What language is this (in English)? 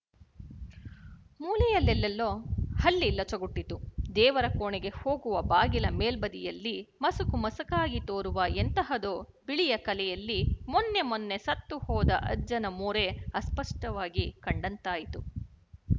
Kannada